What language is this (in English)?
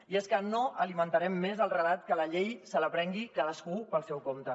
Catalan